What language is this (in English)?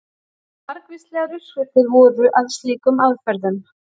Icelandic